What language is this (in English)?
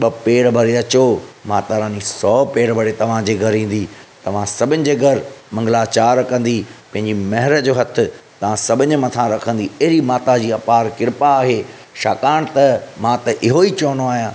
Sindhi